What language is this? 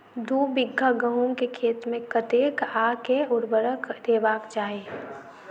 Maithili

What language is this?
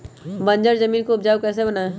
Magahi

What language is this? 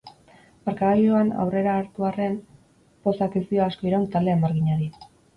Basque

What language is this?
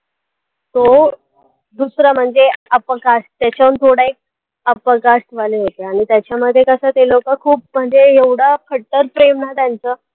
Marathi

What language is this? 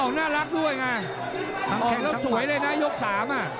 Thai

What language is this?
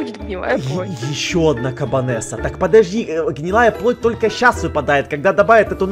Russian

